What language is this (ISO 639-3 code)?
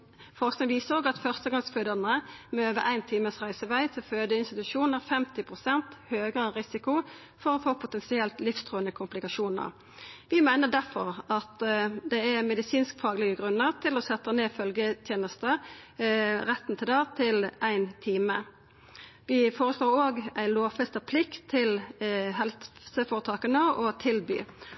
nno